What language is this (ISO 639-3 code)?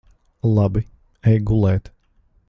lav